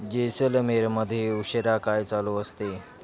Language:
Marathi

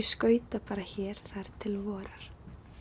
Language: Icelandic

